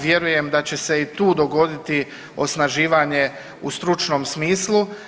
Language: Croatian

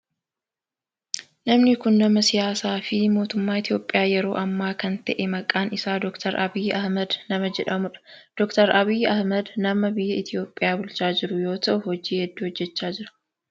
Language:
Oromo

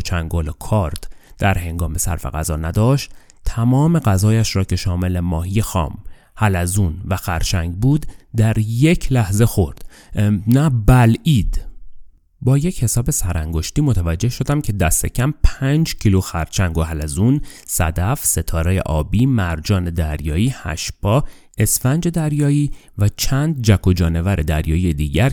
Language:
Persian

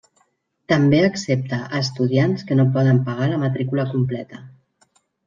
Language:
Catalan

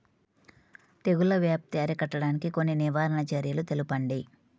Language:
Telugu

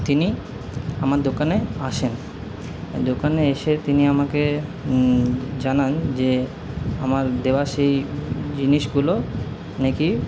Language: Bangla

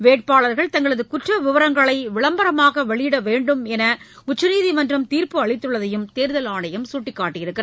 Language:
Tamil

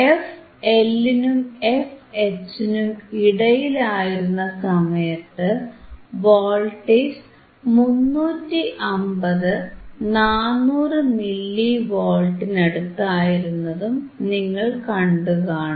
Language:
Malayalam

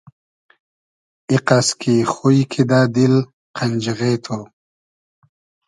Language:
Hazaragi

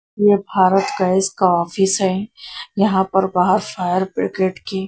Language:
Hindi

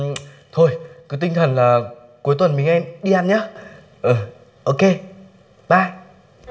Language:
Vietnamese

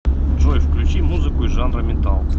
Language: Russian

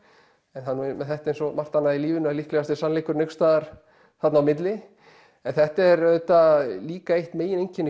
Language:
Icelandic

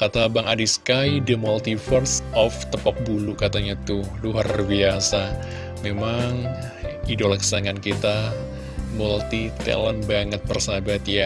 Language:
Indonesian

